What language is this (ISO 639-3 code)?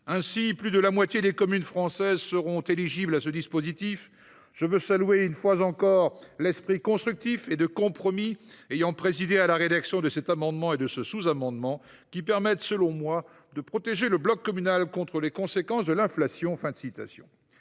fra